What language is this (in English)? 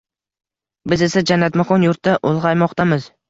Uzbek